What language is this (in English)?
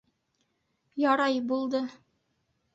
Bashkir